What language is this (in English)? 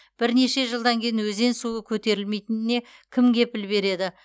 Kazakh